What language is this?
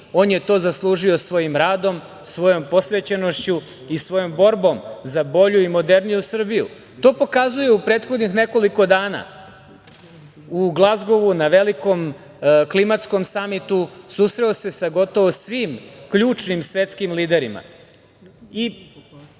Serbian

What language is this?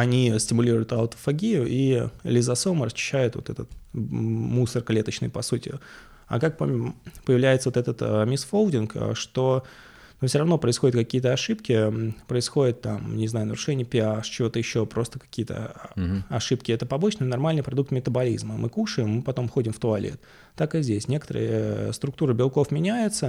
Russian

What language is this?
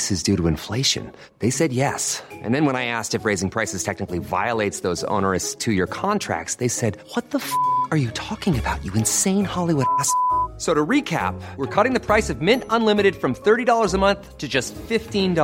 Filipino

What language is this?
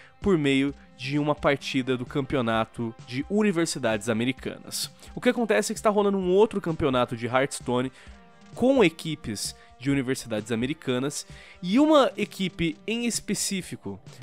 Portuguese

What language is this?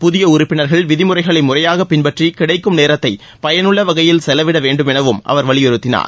Tamil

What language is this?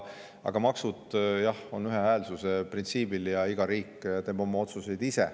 Estonian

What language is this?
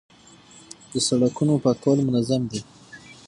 Pashto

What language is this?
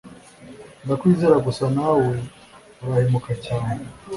Kinyarwanda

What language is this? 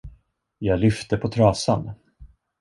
Swedish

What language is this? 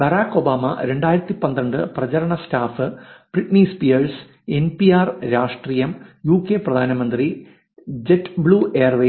Malayalam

